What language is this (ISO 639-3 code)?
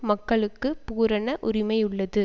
tam